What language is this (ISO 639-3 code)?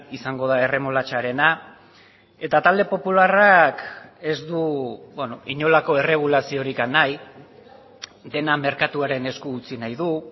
eus